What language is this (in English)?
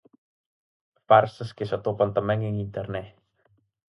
Galician